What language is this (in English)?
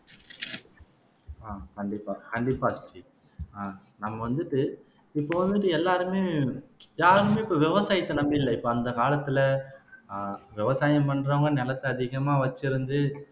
Tamil